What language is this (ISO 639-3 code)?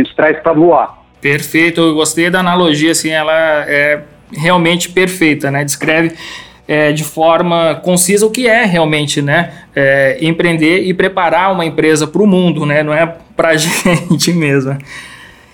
por